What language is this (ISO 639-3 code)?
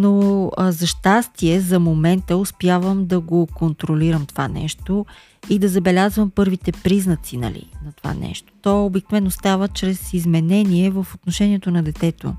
bul